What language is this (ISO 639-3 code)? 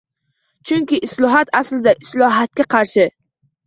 uzb